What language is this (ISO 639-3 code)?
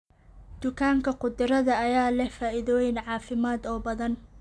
som